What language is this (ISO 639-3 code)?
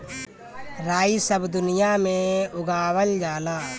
bho